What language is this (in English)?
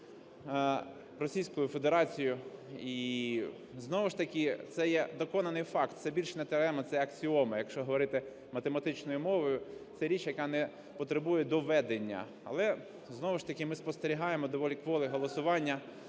Ukrainian